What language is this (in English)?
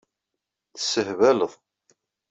Kabyle